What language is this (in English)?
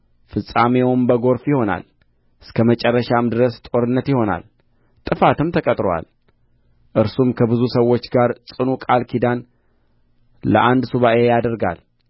Amharic